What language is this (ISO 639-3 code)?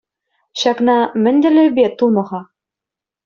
chv